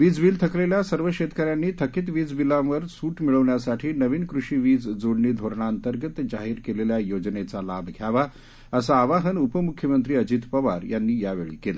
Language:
Marathi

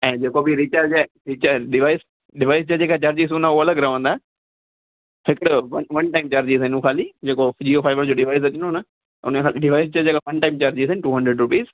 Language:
Sindhi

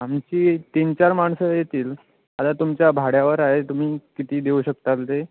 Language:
Marathi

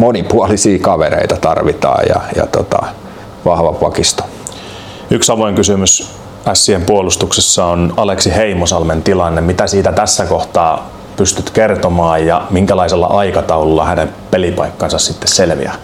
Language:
Finnish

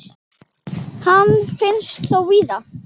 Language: Icelandic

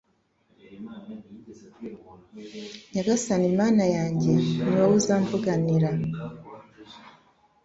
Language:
Kinyarwanda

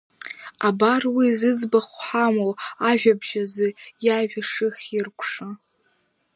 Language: Abkhazian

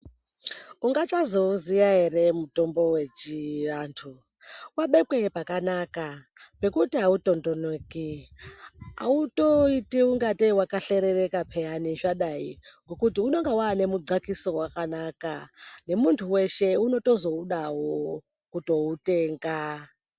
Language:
Ndau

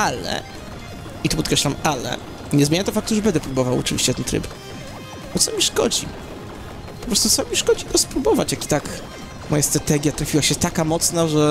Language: Polish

